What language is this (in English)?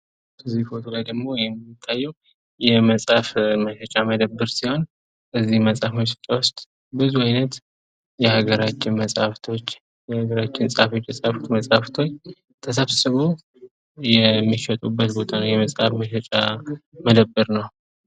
Amharic